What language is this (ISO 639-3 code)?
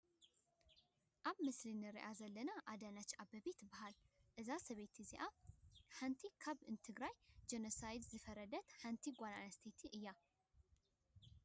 tir